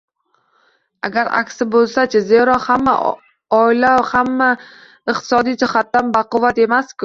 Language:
Uzbek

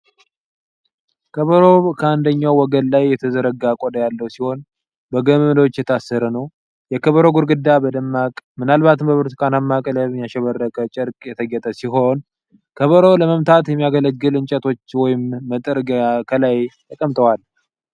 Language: Amharic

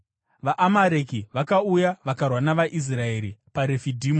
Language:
Shona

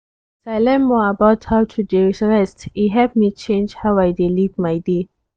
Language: Nigerian Pidgin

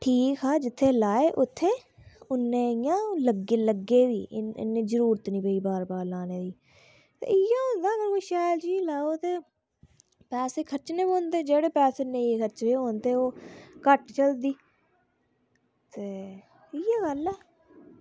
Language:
Dogri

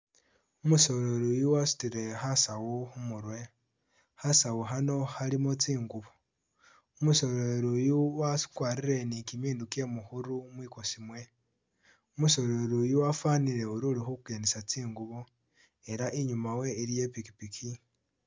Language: Masaaba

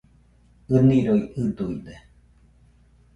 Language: Nüpode Huitoto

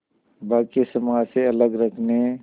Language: Hindi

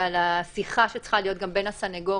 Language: Hebrew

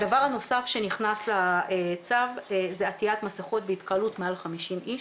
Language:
Hebrew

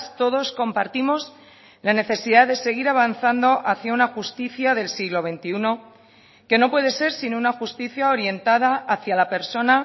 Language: Spanish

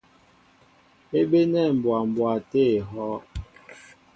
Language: Mbo (Cameroon)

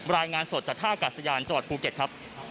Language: Thai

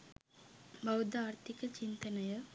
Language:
Sinhala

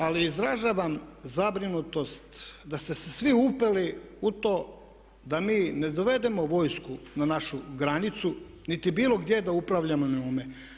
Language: Croatian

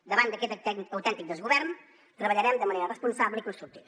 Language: Catalan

